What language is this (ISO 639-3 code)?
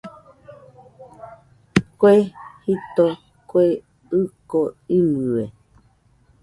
hux